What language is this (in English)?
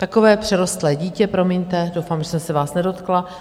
Czech